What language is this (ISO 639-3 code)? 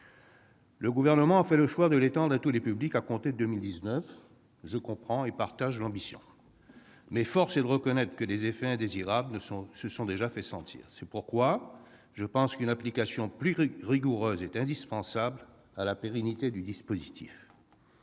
fra